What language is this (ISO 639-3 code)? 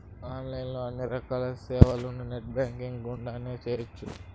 tel